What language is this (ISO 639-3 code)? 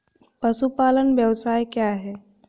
hin